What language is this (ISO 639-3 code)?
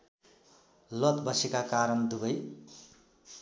nep